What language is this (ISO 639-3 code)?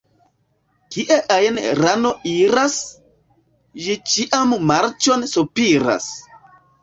epo